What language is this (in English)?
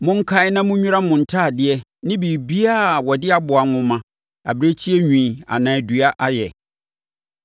Akan